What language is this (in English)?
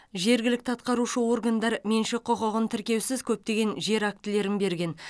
Kazakh